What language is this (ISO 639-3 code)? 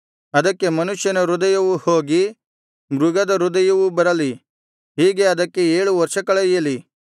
kan